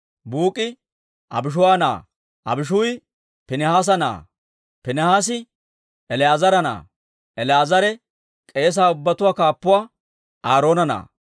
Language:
Dawro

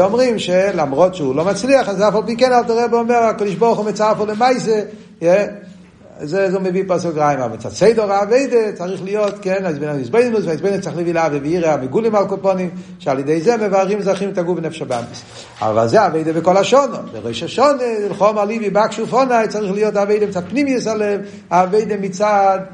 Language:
Hebrew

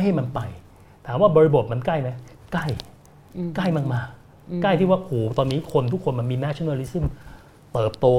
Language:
Thai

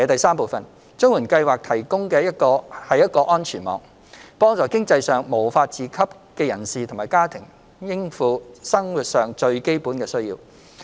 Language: Cantonese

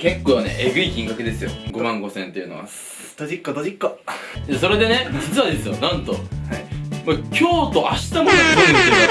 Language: Japanese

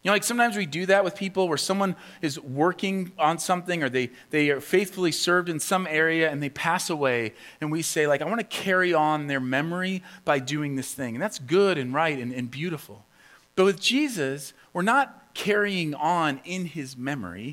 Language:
English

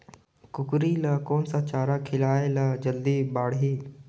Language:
Chhattisgarhi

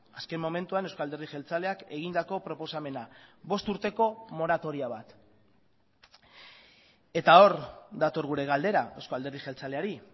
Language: Basque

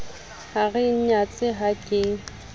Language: Southern Sotho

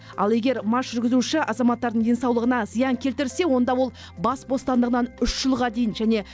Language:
Kazakh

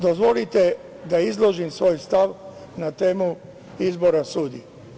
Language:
Serbian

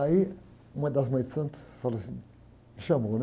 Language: Portuguese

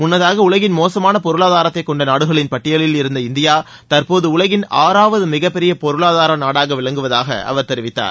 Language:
Tamil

